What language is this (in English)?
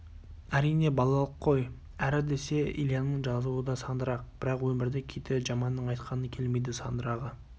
Kazakh